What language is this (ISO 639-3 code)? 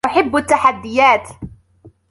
ara